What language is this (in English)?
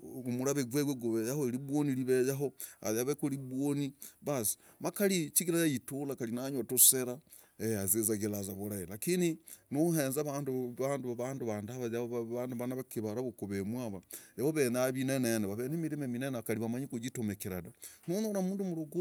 Logooli